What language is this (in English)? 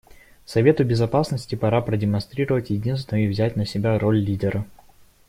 Russian